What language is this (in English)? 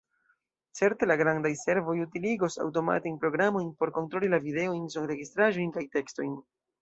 Esperanto